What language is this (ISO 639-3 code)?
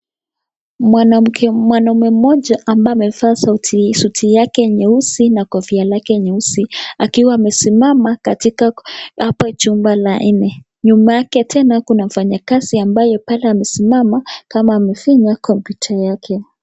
swa